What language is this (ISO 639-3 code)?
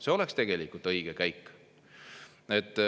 est